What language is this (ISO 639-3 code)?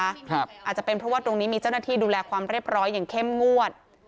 tha